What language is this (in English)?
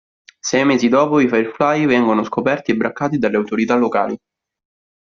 Italian